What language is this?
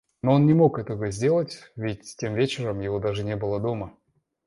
Russian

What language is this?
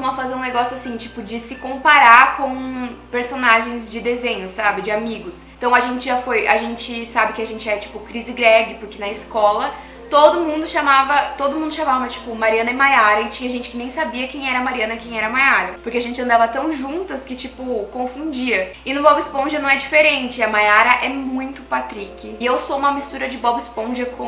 Portuguese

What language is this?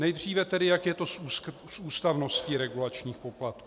Czech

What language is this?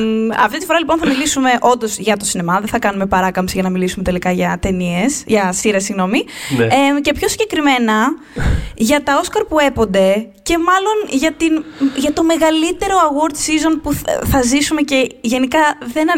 Greek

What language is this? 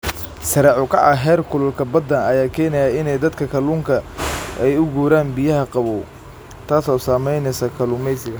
Somali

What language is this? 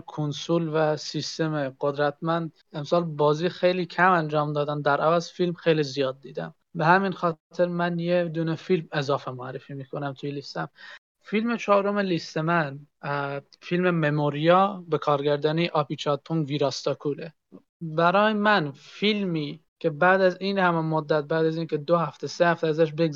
Persian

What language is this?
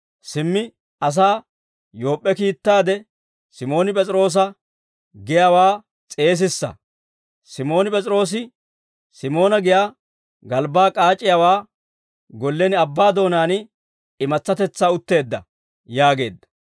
Dawro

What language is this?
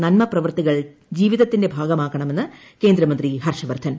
Malayalam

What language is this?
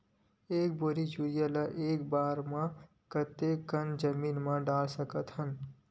Chhattisgarhi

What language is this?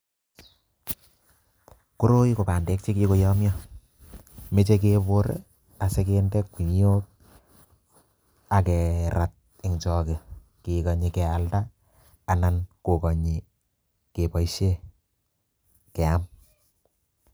Kalenjin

